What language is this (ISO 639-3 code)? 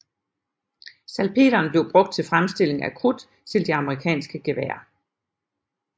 dan